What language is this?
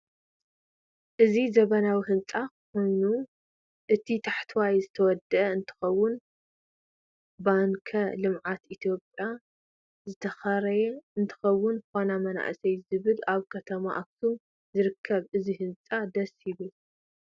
Tigrinya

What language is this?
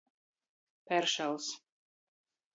Latgalian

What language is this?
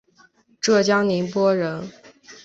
Chinese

